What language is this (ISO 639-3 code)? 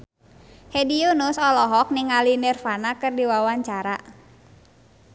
sun